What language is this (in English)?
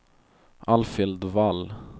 Swedish